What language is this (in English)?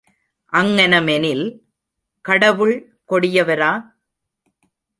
Tamil